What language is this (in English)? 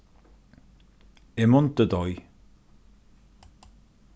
Faroese